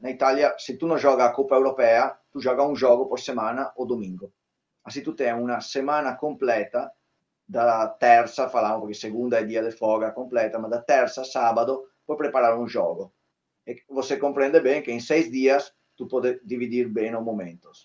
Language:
Portuguese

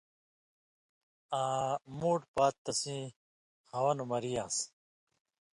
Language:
Indus Kohistani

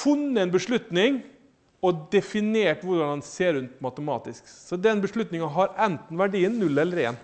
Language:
Norwegian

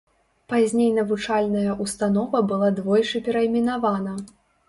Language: Belarusian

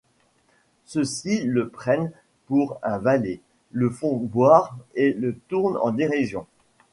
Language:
French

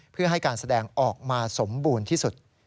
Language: Thai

